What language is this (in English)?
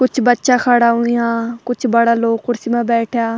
Garhwali